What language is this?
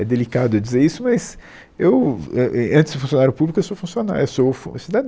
Portuguese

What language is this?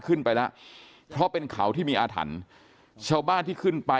Thai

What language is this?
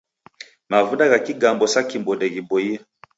Taita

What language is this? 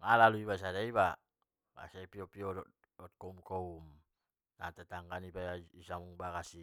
Batak Mandailing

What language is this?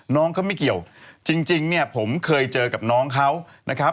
Thai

